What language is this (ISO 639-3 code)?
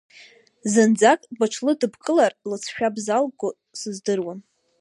abk